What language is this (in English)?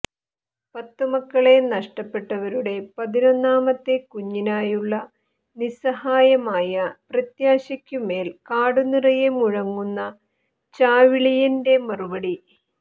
Malayalam